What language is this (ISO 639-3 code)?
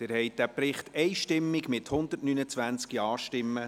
gsw